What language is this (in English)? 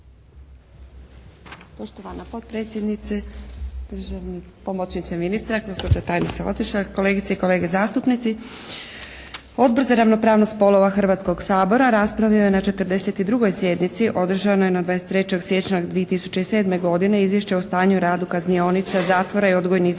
Croatian